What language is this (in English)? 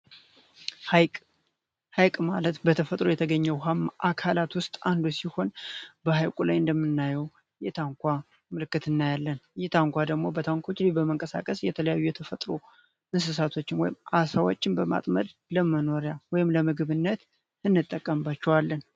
Amharic